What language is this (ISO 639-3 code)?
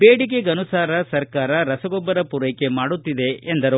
kan